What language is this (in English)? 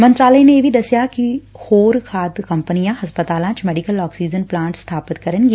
Punjabi